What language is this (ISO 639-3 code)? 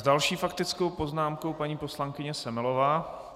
ces